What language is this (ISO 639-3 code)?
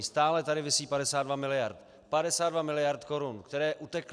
ces